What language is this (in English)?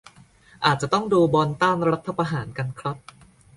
Thai